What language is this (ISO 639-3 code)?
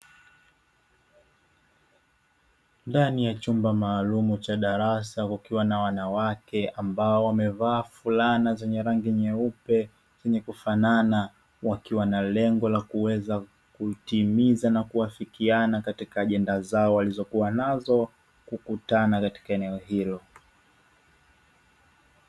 swa